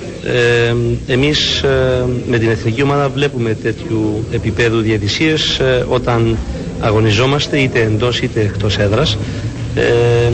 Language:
Greek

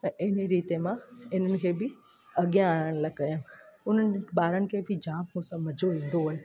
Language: Sindhi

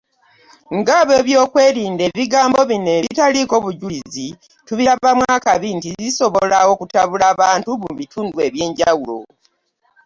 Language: Ganda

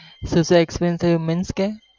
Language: Gujarati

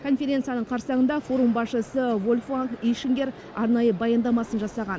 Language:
Kazakh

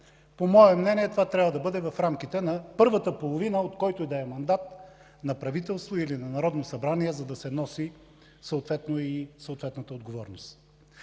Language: Bulgarian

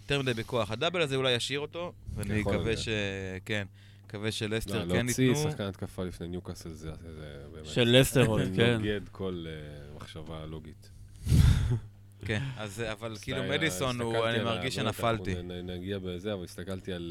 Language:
Hebrew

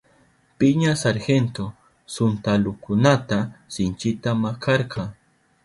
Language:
Southern Pastaza Quechua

